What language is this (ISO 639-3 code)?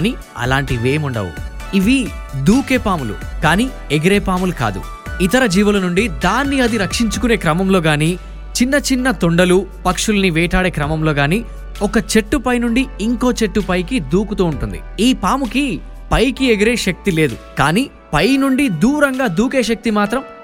tel